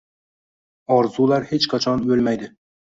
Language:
Uzbek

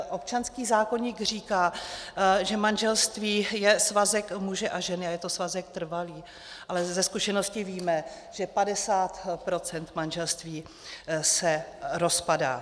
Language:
Czech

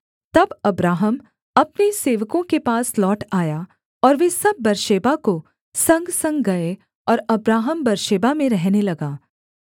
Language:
Hindi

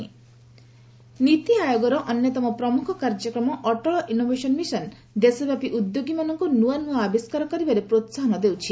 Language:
Odia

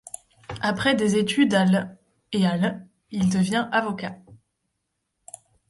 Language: French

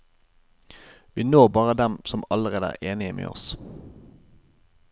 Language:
Norwegian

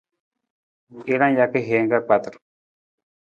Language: Nawdm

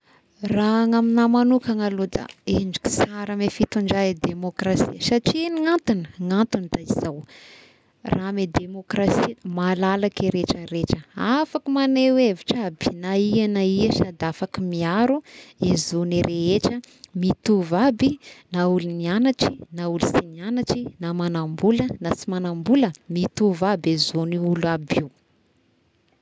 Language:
Tesaka Malagasy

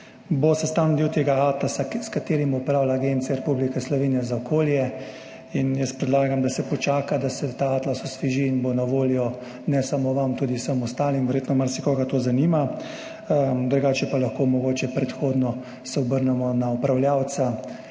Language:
Slovenian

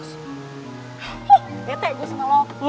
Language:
Indonesian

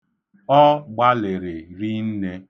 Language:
Igbo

